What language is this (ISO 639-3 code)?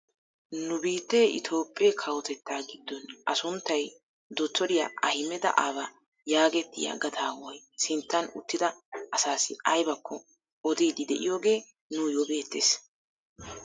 wal